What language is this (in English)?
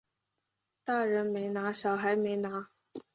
Chinese